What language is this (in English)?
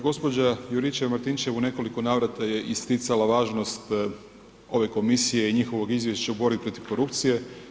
Croatian